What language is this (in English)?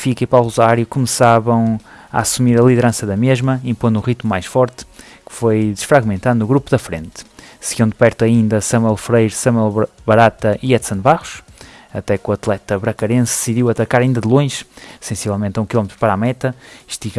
Portuguese